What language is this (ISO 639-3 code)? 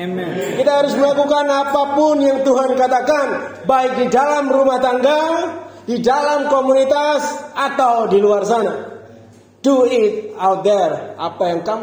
ind